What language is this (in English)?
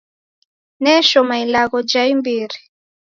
Taita